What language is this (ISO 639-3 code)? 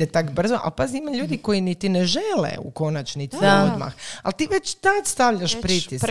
hrv